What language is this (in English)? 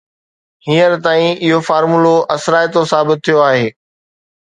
Sindhi